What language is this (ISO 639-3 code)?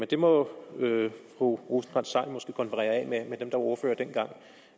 dan